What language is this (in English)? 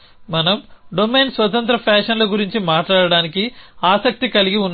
Telugu